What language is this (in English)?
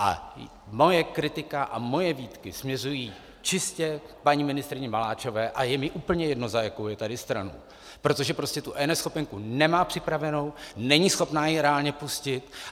Czech